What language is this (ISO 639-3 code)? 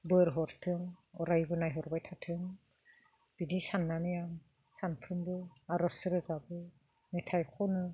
brx